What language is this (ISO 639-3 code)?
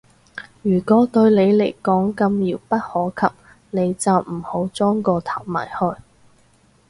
yue